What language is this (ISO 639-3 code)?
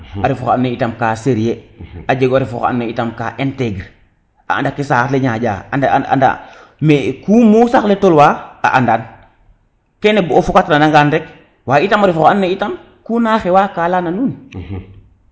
srr